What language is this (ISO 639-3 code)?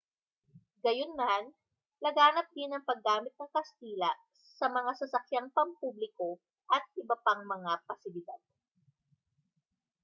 fil